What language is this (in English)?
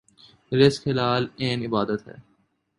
Urdu